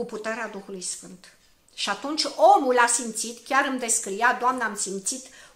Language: Romanian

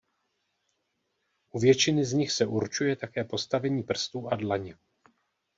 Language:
Czech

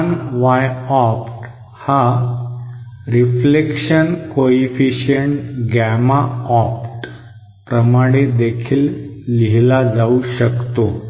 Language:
Marathi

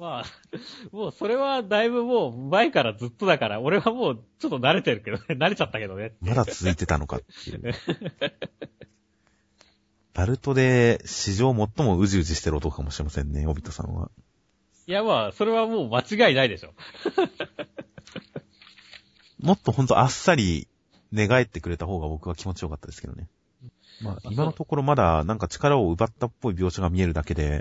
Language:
Japanese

